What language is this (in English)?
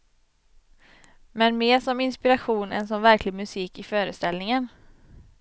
Swedish